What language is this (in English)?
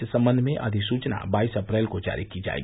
Hindi